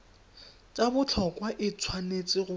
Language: Tswana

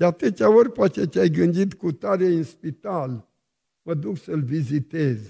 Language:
Romanian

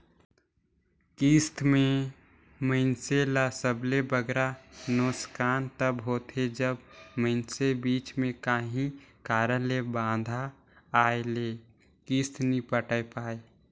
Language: Chhattisgarhi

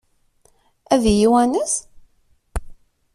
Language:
Kabyle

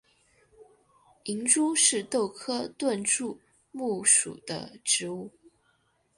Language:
Chinese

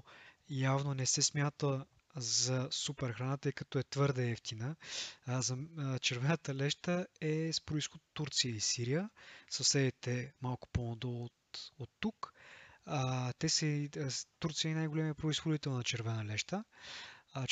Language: Bulgarian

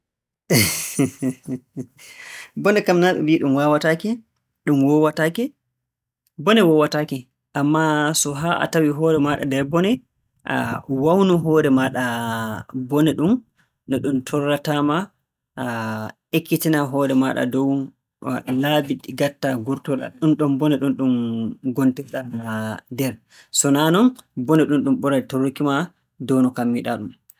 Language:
Borgu Fulfulde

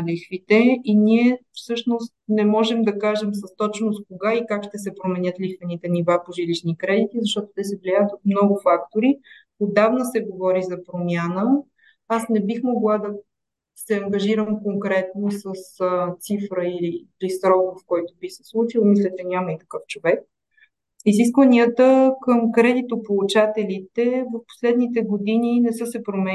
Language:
Bulgarian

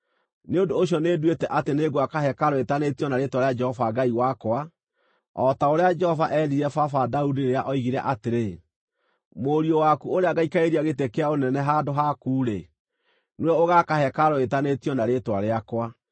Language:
Kikuyu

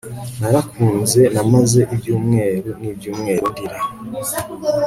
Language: Kinyarwanda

